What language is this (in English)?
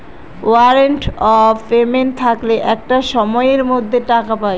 Bangla